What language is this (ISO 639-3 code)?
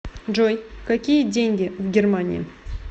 rus